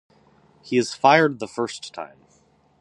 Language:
English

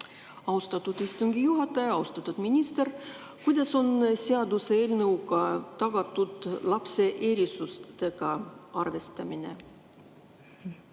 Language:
Estonian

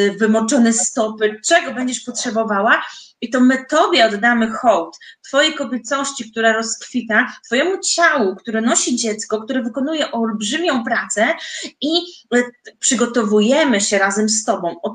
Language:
Polish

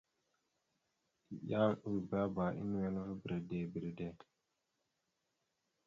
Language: Mada (Cameroon)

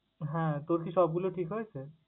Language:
Bangla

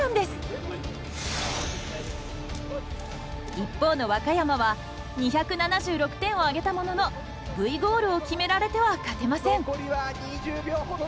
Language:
Japanese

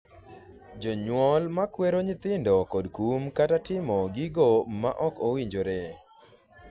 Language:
Luo (Kenya and Tanzania)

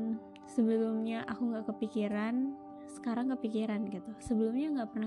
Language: Indonesian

